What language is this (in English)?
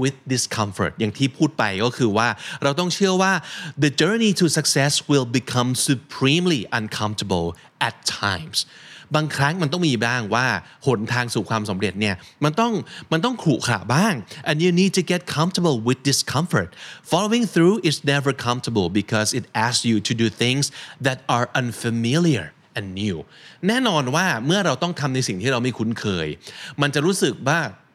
Thai